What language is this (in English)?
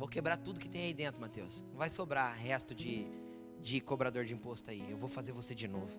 Portuguese